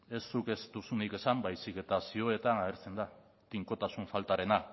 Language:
Basque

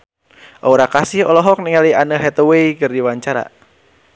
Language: Sundanese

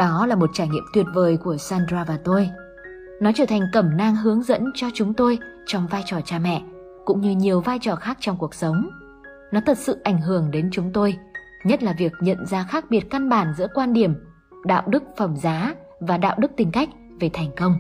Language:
Vietnamese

